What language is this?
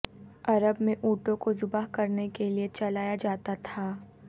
Urdu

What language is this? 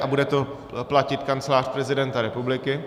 Czech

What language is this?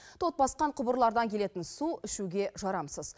Kazakh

